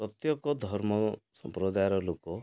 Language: Odia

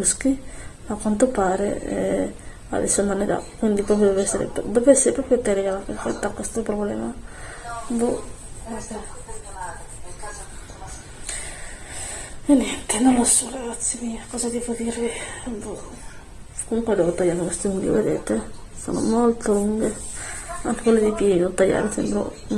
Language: Italian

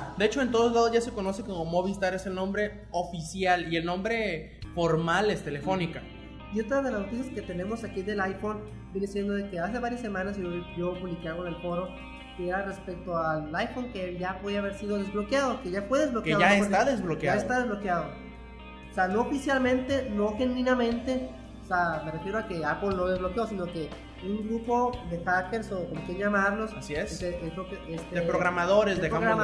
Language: Spanish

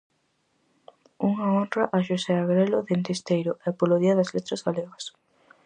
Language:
Galician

